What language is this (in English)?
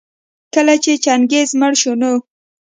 Pashto